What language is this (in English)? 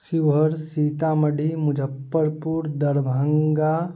Maithili